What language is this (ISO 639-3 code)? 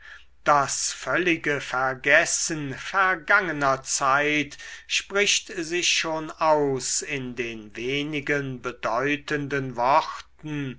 deu